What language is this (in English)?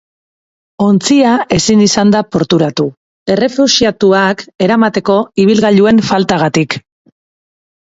Basque